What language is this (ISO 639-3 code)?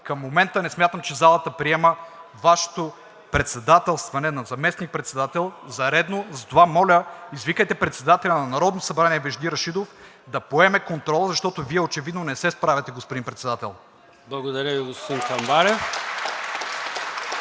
bul